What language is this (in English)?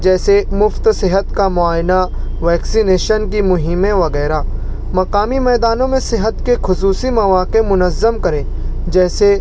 Urdu